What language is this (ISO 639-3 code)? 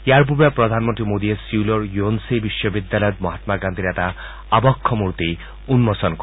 asm